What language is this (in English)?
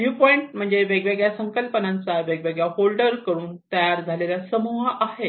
Marathi